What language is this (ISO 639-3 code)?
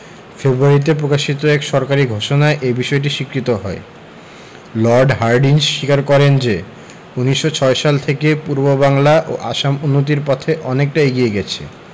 ben